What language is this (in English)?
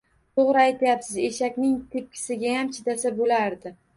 Uzbek